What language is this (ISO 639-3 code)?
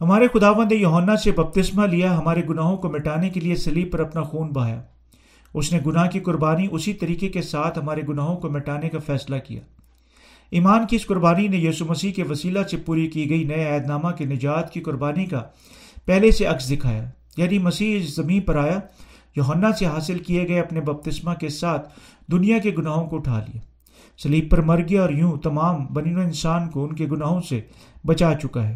urd